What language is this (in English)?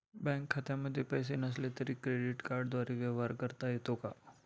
Marathi